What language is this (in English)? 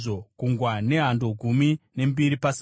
Shona